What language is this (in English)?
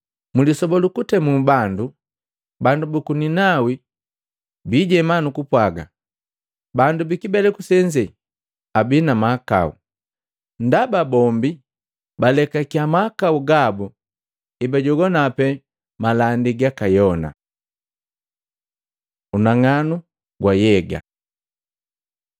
Matengo